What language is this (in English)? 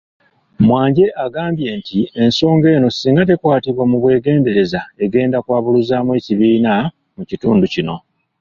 Ganda